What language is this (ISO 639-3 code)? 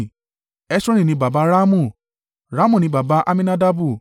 yor